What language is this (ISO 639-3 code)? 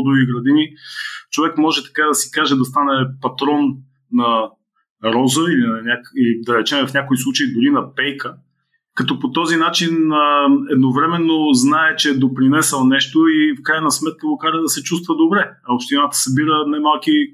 bul